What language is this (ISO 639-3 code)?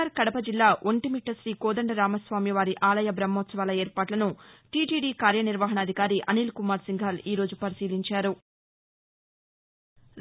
tel